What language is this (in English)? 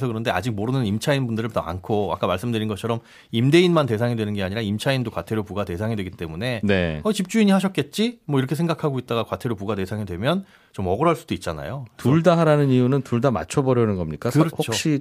Korean